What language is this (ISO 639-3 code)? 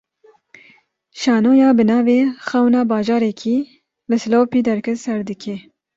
kur